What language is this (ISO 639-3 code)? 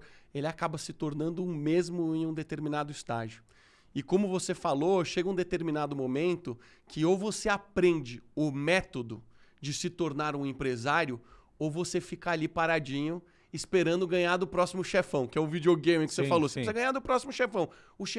por